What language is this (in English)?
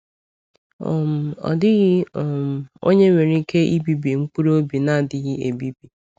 Igbo